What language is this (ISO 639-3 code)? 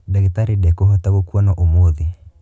kik